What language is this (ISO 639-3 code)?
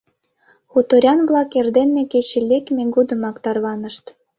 chm